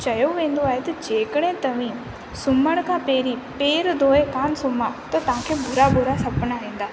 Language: Sindhi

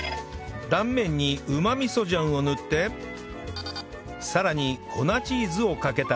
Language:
Japanese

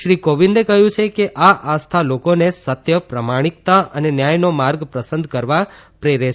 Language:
Gujarati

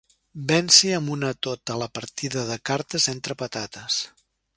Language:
Catalan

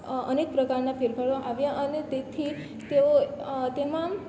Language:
Gujarati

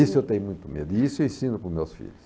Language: Portuguese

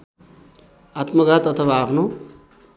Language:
Nepali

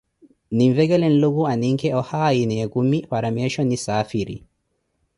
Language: Koti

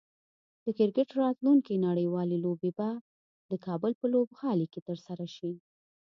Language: Pashto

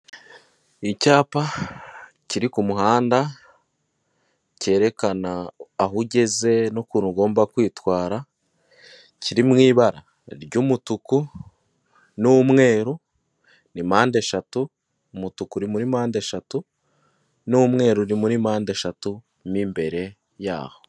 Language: Kinyarwanda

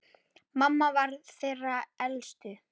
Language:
Icelandic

